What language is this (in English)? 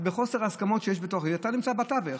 Hebrew